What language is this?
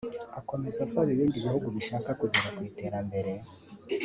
Kinyarwanda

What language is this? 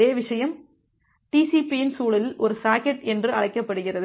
Tamil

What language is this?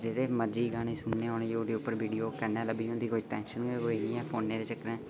Dogri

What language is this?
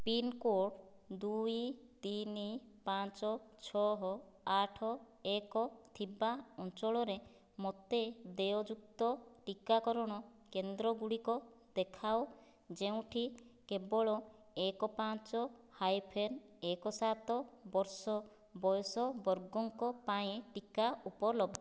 Odia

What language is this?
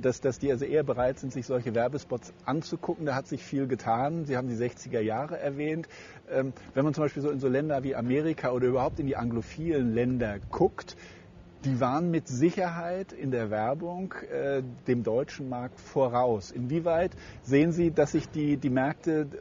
German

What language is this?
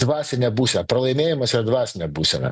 Lithuanian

